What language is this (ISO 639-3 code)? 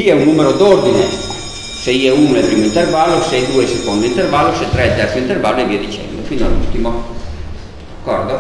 ita